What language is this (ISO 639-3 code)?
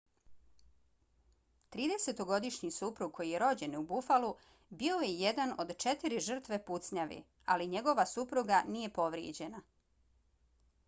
bos